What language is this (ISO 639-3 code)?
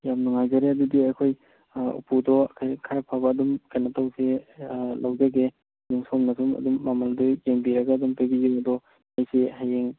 mni